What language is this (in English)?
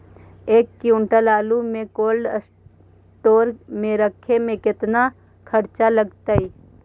Magahi